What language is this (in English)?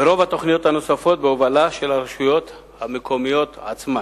Hebrew